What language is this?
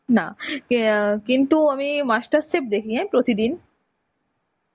Bangla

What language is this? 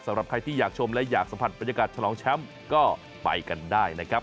Thai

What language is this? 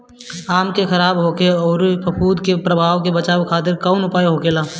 Bhojpuri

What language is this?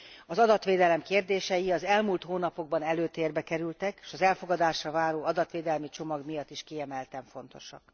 Hungarian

